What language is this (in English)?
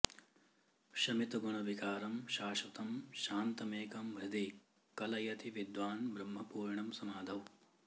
Sanskrit